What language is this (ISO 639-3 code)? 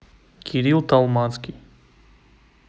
rus